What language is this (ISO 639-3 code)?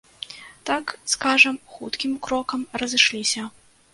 bel